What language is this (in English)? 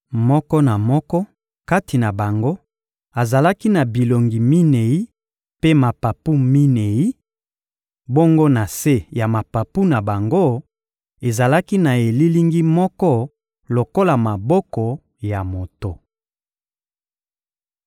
Lingala